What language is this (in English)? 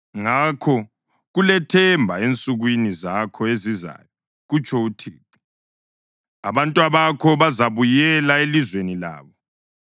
North Ndebele